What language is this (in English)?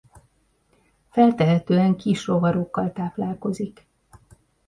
Hungarian